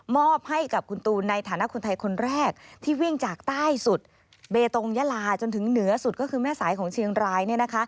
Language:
Thai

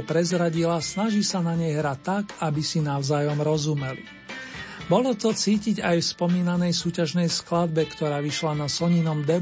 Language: Slovak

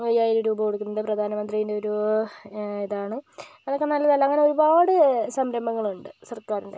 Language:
Malayalam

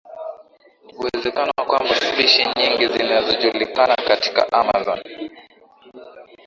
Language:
Swahili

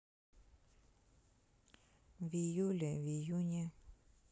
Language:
Russian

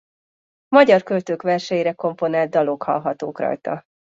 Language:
Hungarian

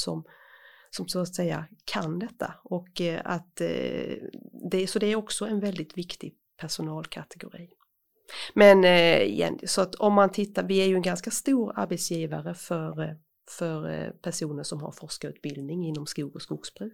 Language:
Swedish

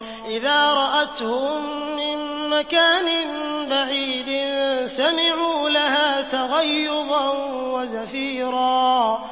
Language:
Arabic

